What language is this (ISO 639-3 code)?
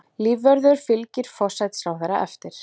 isl